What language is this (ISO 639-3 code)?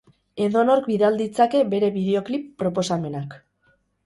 eus